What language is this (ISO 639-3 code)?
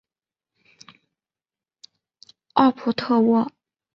zho